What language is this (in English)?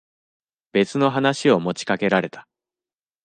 Japanese